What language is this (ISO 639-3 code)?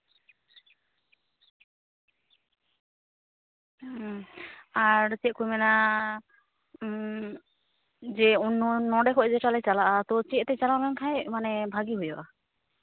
sat